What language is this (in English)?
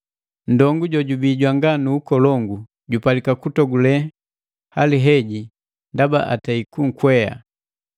Matengo